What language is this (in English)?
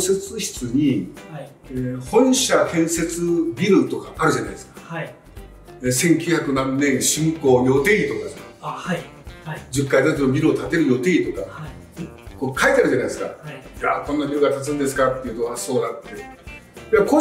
Japanese